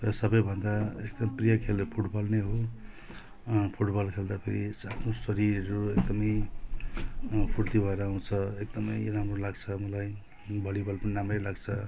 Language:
Nepali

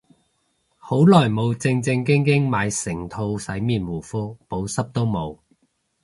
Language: Cantonese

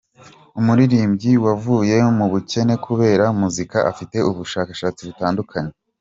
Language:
Kinyarwanda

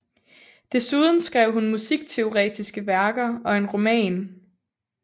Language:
Danish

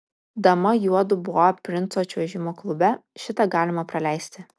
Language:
Lithuanian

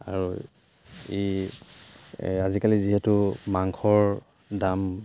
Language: Assamese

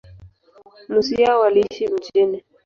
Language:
Swahili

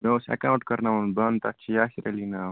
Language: Kashmiri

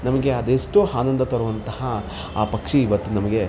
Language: Kannada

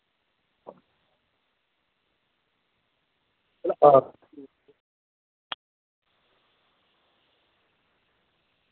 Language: Dogri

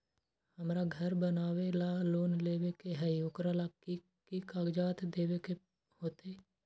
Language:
Magahi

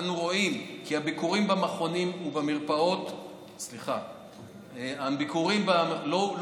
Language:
Hebrew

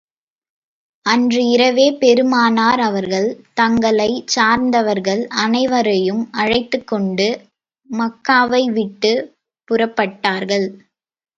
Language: Tamil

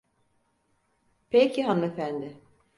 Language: Turkish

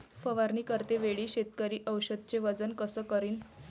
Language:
Marathi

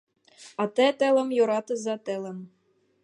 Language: Mari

